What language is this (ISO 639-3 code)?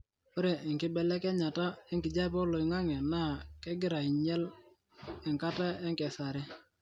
mas